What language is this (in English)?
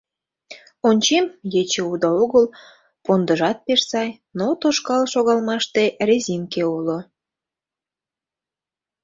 Mari